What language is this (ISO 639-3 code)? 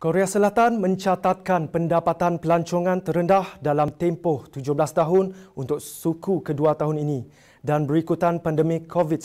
msa